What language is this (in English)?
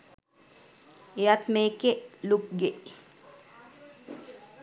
Sinhala